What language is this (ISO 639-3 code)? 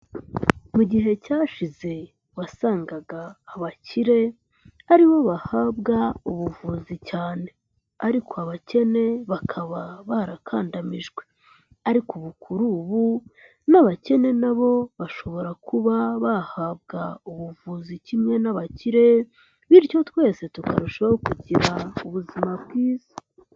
kin